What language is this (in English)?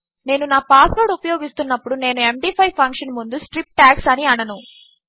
Telugu